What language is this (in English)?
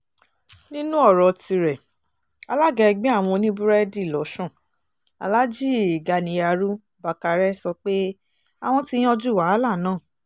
Yoruba